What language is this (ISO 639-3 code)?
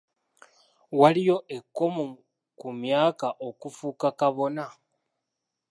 lug